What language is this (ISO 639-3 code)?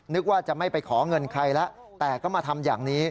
tha